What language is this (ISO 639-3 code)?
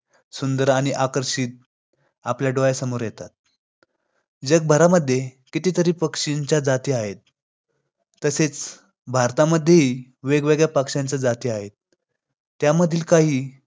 mar